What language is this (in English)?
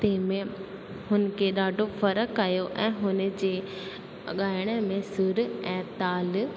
Sindhi